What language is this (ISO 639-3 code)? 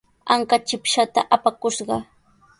qws